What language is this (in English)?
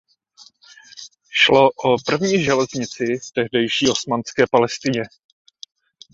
Czech